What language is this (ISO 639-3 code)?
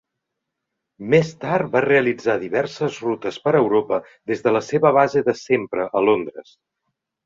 cat